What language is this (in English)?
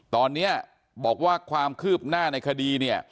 Thai